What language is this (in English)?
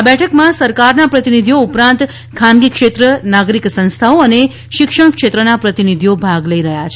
Gujarati